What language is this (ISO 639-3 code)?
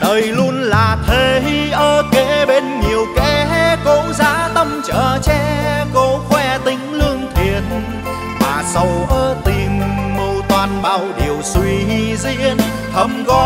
vie